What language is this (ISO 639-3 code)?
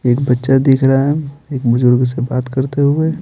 hin